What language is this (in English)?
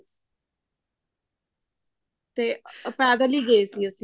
Punjabi